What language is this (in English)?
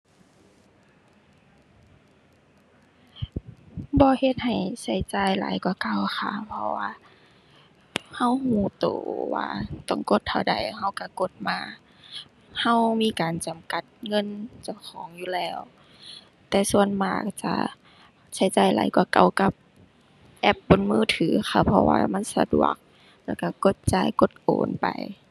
Thai